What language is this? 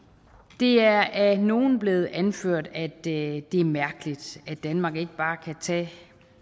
Danish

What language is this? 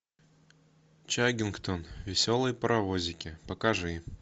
Russian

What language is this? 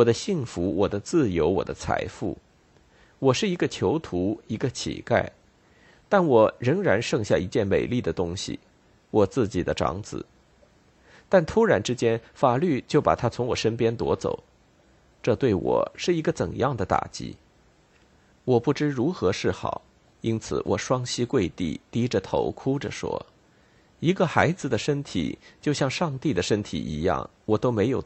Chinese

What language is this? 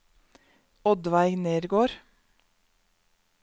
Norwegian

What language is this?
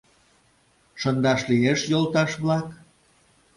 Mari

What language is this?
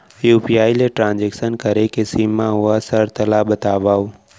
Chhattisgarhi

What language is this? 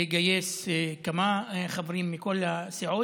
Hebrew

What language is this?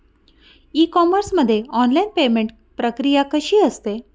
Marathi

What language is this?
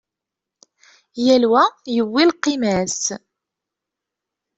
Kabyle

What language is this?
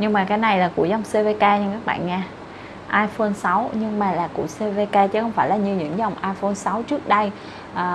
Vietnamese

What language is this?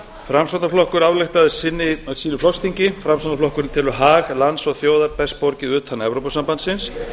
Icelandic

